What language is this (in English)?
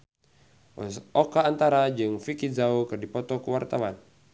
Sundanese